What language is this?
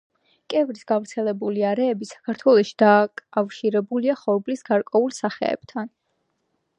Georgian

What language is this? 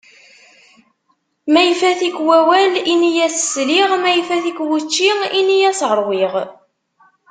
Kabyle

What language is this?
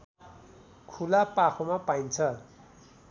Nepali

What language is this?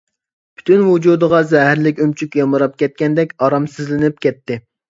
Uyghur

